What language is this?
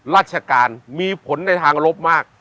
Thai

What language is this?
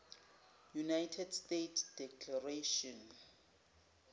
Zulu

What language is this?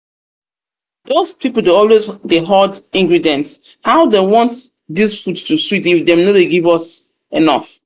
Nigerian Pidgin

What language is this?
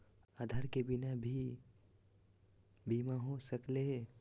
Magahi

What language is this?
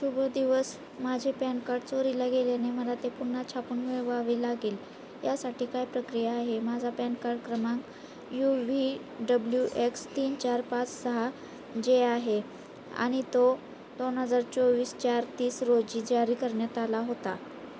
Marathi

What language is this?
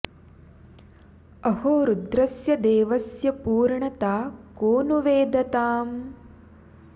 Sanskrit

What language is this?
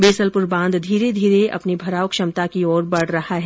Hindi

